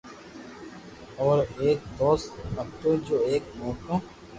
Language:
Loarki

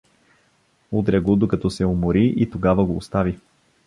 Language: Bulgarian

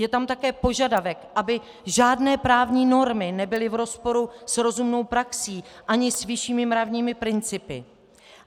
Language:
Czech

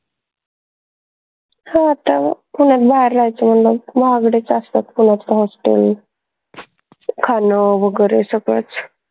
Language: Marathi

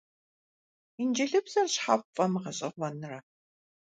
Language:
Kabardian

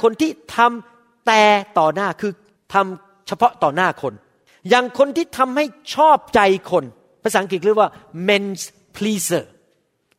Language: Thai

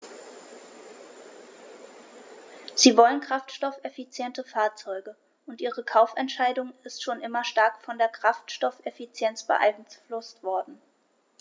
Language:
German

